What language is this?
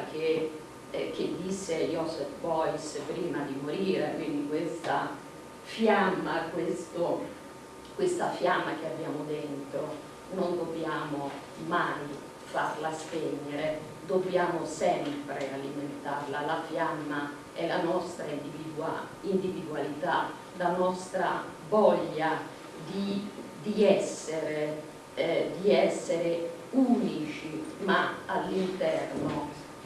Italian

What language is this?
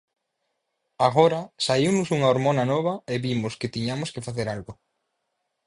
Galician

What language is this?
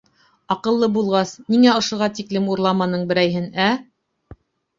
Bashkir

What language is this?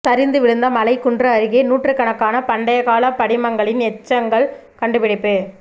Tamil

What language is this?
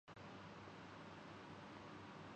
Urdu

